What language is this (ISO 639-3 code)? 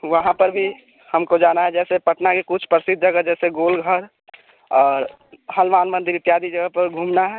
hin